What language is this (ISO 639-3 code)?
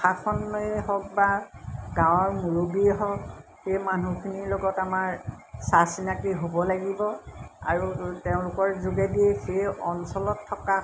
asm